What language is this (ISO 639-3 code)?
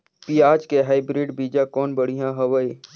hne